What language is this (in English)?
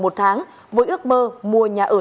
Vietnamese